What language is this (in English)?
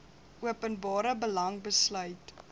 Afrikaans